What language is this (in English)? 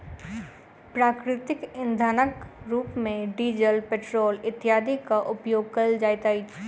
Maithili